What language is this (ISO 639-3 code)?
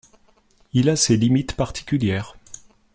fra